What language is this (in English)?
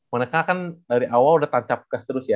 Indonesian